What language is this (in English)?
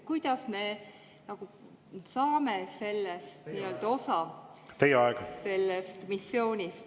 Estonian